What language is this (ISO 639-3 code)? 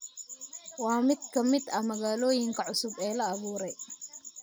som